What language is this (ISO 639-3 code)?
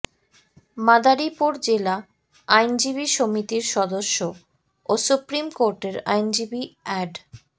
ben